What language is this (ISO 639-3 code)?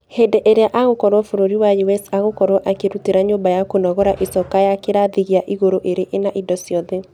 kik